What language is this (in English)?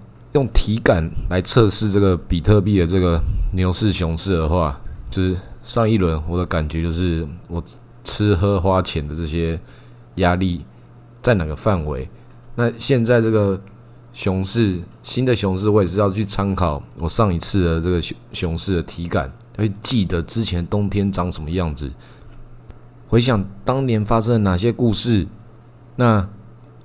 Chinese